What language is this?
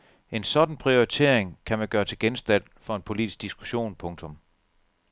Danish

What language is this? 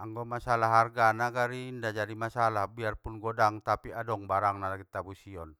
Batak Mandailing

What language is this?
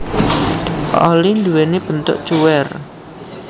Javanese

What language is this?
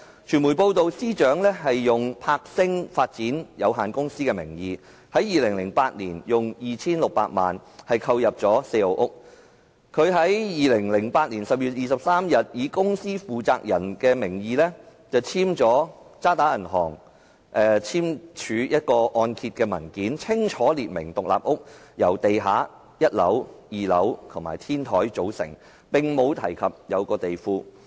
Cantonese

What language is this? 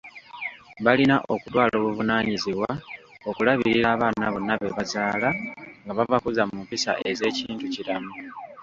Ganda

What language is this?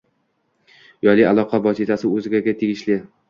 Uzbek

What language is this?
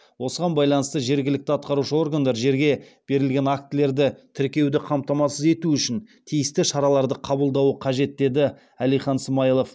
Kazakh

